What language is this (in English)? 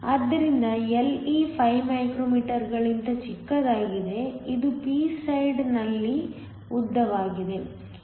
Kannada